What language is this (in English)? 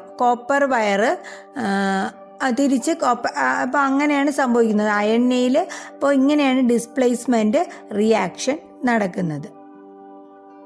Indonesian